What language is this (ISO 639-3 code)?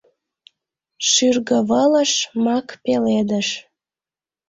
chm